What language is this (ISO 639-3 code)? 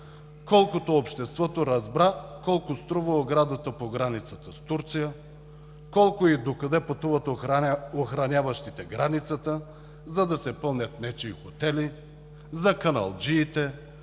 bul